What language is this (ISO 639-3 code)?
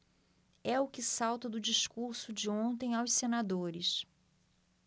por